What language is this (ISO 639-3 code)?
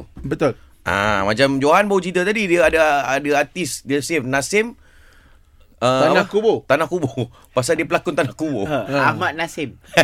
msa